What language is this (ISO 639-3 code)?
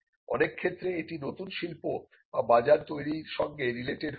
ben